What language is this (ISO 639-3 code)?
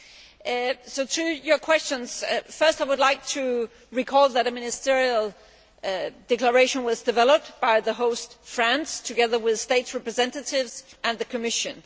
eng